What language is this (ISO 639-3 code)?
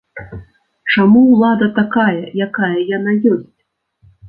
bel